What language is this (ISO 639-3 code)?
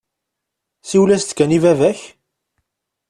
kab